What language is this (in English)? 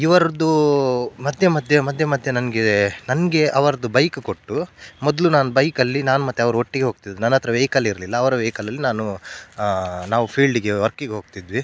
Kannada